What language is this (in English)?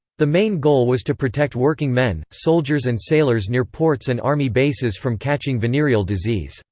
English